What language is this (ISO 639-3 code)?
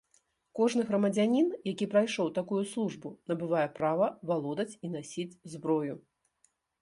bel